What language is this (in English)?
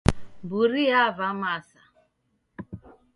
Taita